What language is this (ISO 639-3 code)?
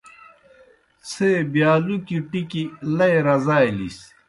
plk